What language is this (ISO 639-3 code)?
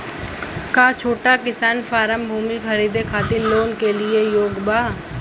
bho